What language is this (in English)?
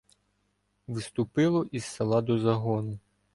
Ukrainian